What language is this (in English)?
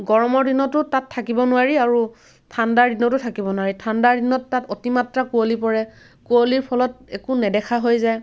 Assamese